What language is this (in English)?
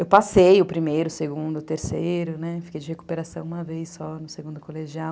Portuguese